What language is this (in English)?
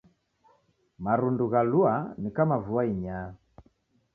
Taita